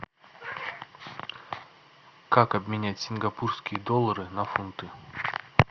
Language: Russian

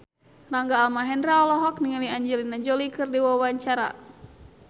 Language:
Sundanese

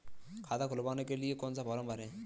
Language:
Hindi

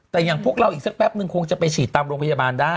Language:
Thai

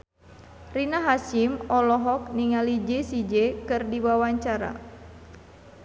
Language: Sundanese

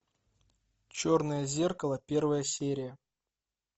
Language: Russian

